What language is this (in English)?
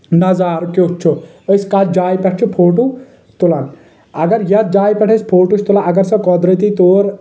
Kashmiri